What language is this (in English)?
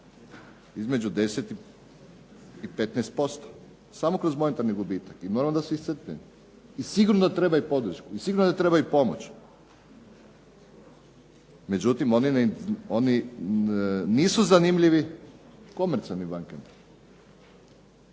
Croatian